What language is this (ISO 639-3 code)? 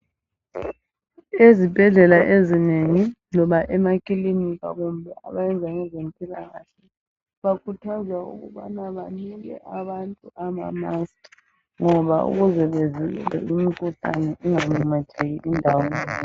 nde